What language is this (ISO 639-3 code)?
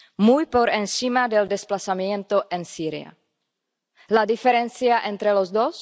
spa